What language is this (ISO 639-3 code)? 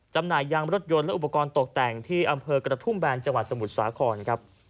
tha